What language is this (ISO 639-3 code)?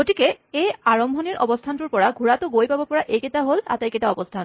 asm